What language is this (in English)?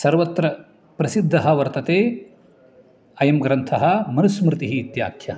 Sanskrit